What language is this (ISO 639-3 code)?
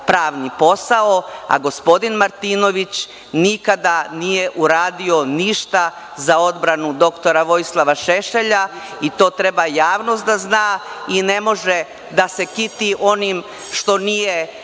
srp